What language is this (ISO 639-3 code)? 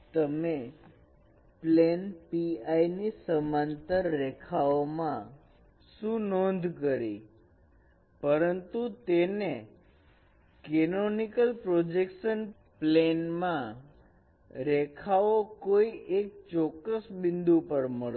guj